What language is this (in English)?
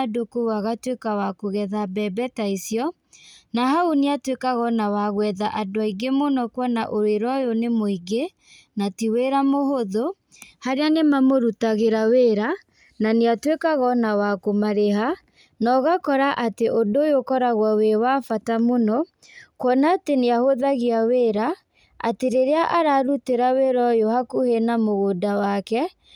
Kikuyu